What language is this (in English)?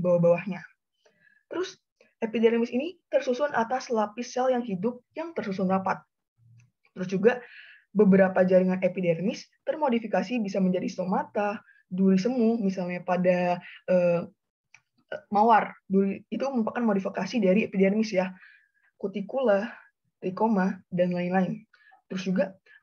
Indonesian